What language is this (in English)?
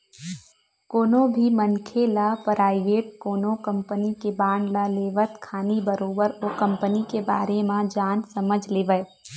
Chhattisgarhi